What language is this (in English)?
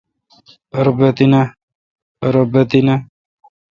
Kalkoti